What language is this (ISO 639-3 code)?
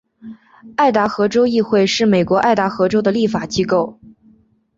zho